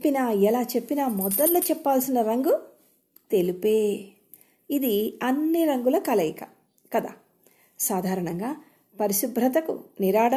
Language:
Telugu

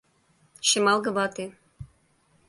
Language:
Mari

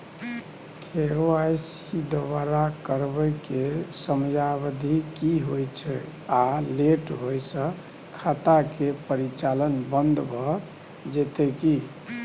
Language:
Maithili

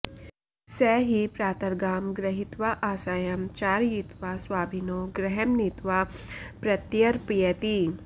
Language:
Sanskrit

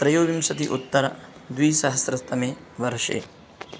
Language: Sanskrit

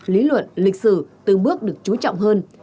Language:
Vietnamese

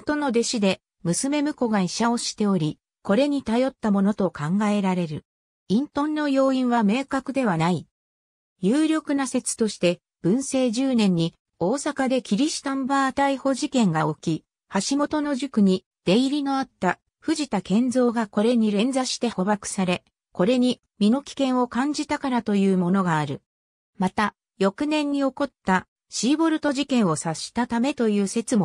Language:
Japanese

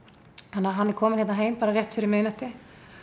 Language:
Icelandic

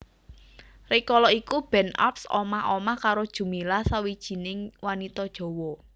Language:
Javanese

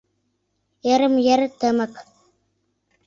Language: Mari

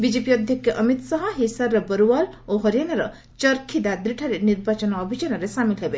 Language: Odia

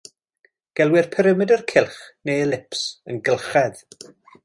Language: Welsh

